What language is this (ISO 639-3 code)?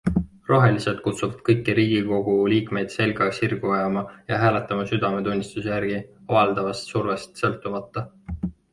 est